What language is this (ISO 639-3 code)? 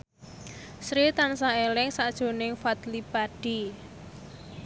jav